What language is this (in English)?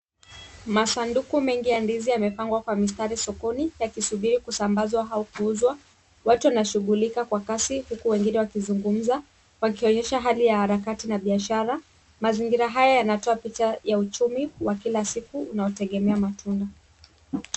Swahili